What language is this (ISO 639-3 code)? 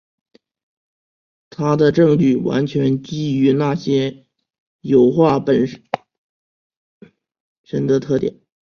zho